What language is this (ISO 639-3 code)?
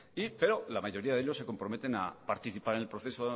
spa